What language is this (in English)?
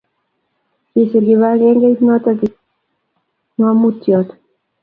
Kalenjin